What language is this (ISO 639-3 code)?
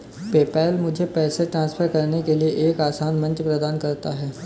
hin